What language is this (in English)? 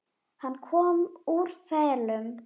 Icelandic